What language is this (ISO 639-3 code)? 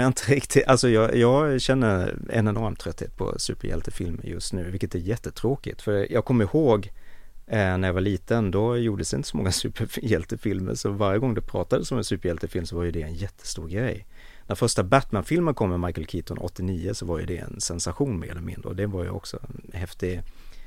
swe